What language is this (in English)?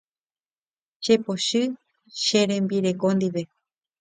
Guarani